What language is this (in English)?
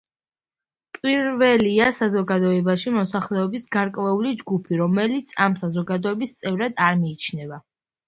Georgian